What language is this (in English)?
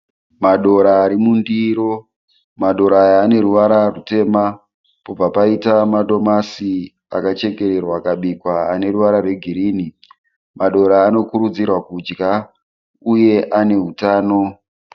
Shona